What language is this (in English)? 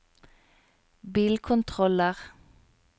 Norwegian